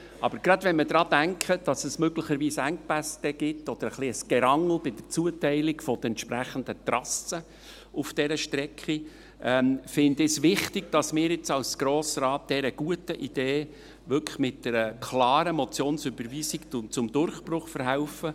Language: Swiss German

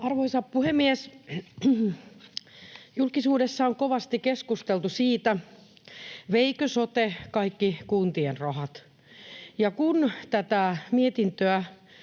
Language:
Finnish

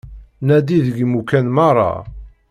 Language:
Kabyle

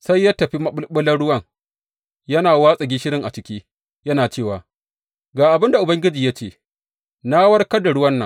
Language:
Hausa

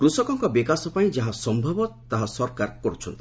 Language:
Odia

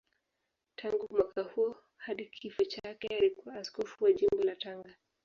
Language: Swahili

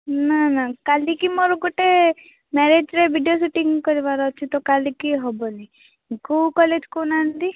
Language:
Odia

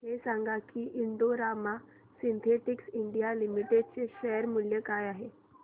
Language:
Marathi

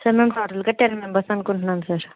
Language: Telugu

